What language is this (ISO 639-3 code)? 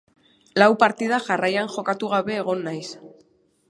eus